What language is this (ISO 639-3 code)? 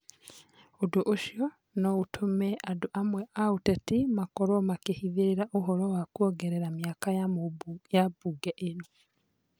kik